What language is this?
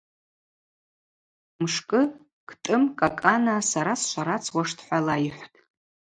Abaza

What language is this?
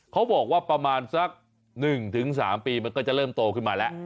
Thai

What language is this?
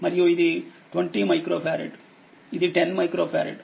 Telugu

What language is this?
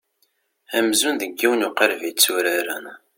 Kabyle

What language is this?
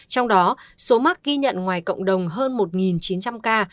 Vietnamese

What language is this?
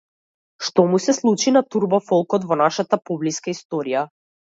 Macedonian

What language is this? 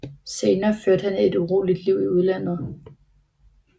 Danish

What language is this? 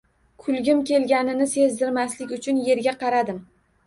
Uzbek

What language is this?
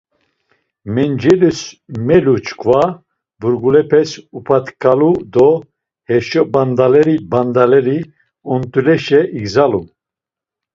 Laz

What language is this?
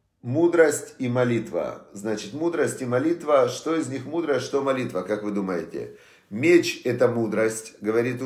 Russian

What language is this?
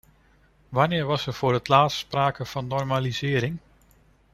Dutch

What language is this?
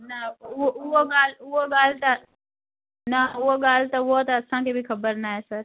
Sindhi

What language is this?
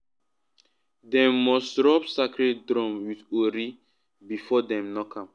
Nigerian Pidgin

